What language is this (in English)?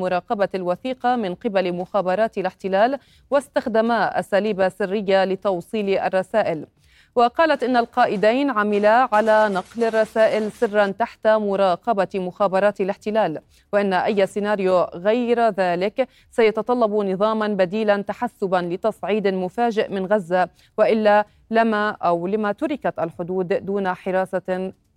Arabic